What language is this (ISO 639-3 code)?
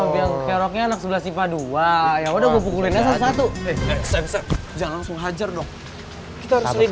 ind